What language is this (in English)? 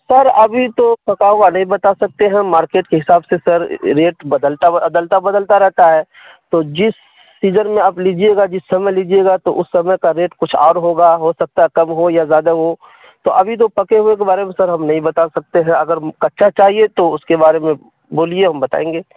Urdu